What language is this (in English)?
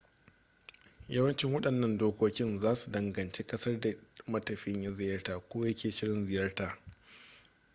Hausa